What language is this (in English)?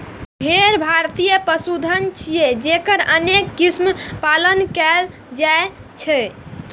Maithili